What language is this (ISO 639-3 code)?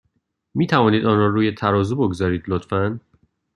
fas